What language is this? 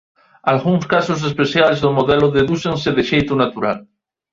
Galician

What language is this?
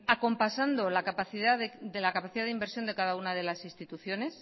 Spanish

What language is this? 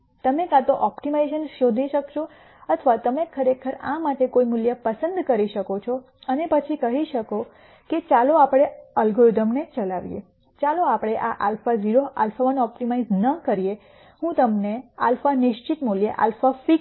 Gujarati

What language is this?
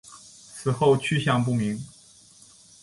Chinese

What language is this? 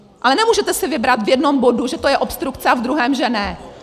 Czech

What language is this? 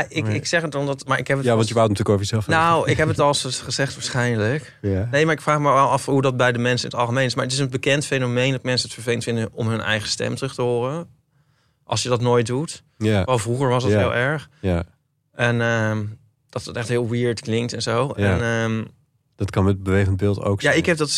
Dutch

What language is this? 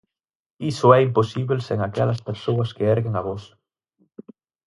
Galician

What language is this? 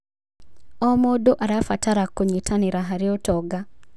Kikuyu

